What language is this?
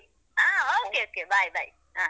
Kannada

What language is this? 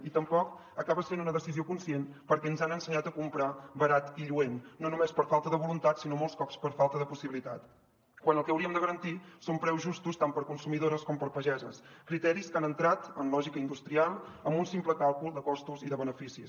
Catalan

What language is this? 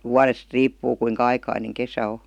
Finnish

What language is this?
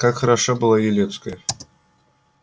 Russian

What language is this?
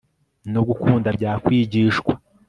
Kinyarwanda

